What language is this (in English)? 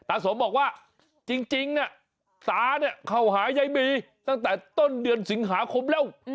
Thai